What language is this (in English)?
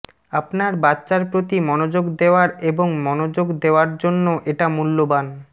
Bangla